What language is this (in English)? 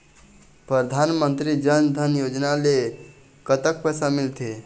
Chhattisgarhi